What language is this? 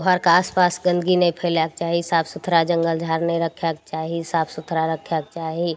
Maithili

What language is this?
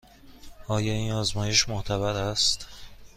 Persian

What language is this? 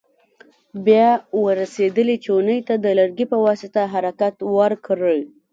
Pashto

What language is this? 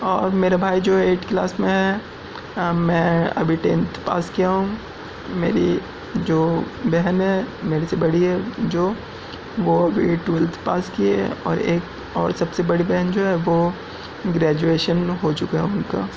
Urdu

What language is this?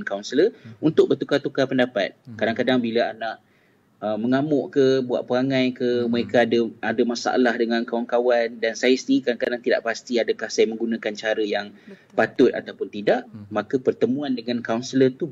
Malay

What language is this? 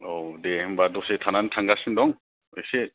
Bodo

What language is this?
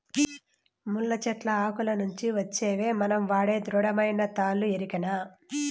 Telugu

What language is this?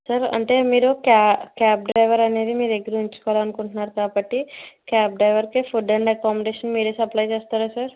Telugu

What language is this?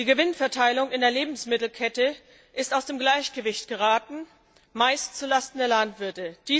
German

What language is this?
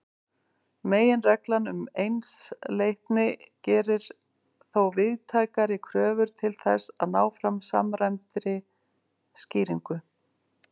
Icelandic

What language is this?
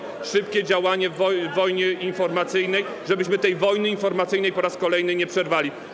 Polish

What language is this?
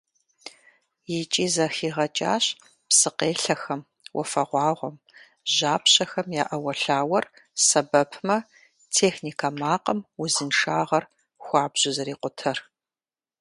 Kabardian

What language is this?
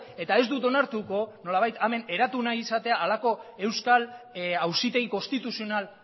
Basque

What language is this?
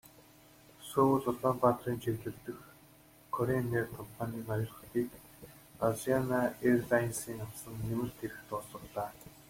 Mongolian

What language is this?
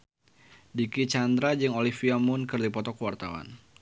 Sundanese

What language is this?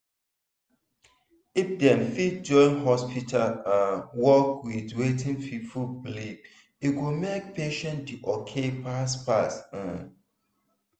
Nigerian Pidgin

